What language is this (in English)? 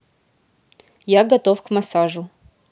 Russian